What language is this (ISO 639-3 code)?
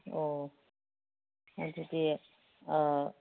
mni